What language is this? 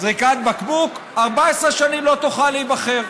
Hebrew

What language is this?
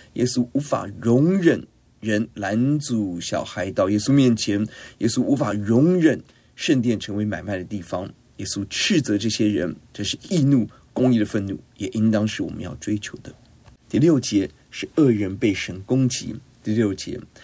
Chinese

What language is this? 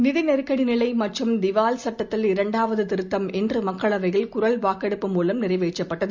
Tamil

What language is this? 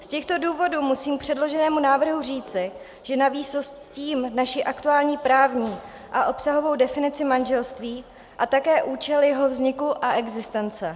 Czech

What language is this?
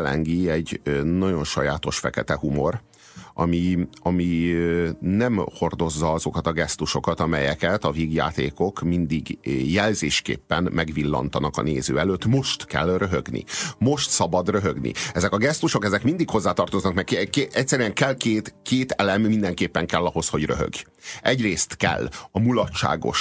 Hungarian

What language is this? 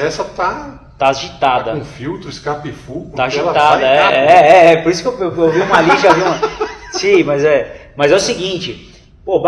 Portuguese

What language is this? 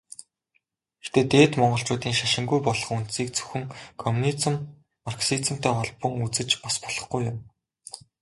Mongolian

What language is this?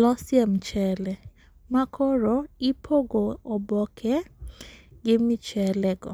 Luo (Kenya and Tanzania)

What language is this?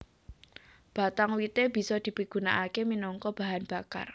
Javanese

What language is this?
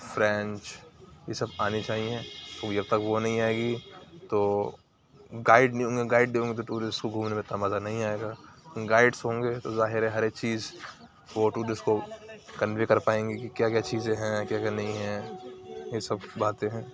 Urdu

